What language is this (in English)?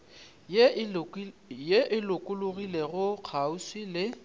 Northern Sotho